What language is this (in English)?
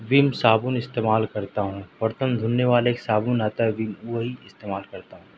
Urdu